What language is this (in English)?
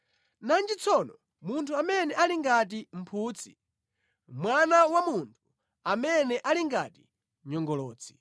Nyanja